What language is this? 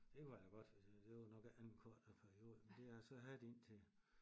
Danish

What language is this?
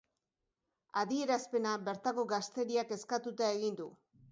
Basque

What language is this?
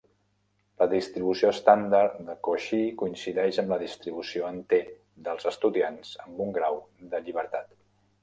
Catalan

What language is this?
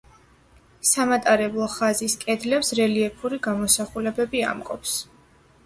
Georgian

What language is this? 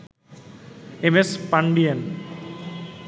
Bangla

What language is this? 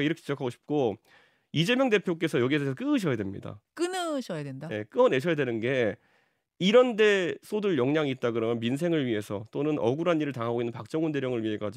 Korean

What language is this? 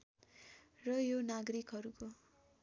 Nepali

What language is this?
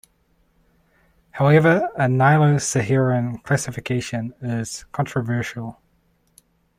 English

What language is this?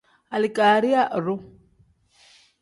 Tem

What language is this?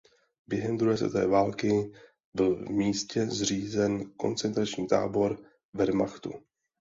Czech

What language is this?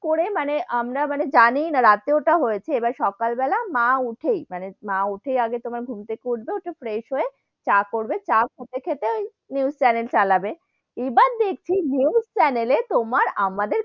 Bangla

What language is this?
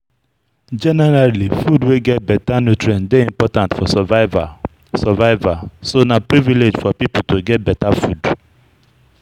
Nigerian Pidgin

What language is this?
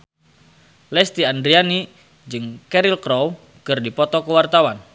Sundanese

